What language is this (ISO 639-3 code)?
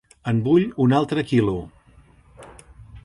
cat